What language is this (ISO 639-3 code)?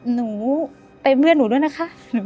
tha